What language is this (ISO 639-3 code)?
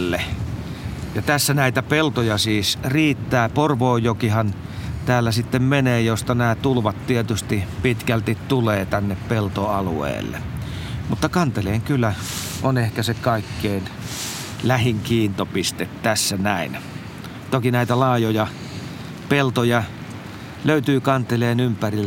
fin